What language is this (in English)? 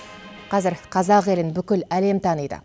Kazakh